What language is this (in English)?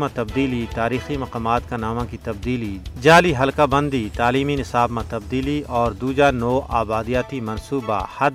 Urdu